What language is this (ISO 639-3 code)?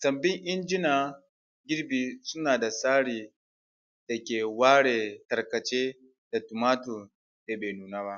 hau